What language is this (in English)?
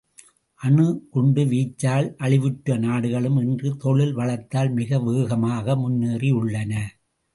Tamil